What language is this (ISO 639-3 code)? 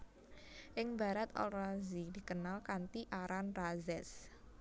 jav